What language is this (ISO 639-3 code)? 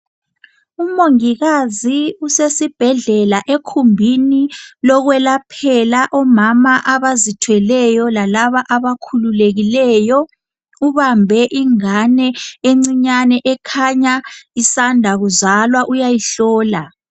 nde